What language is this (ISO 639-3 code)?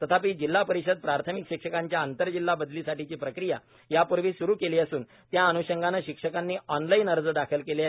mar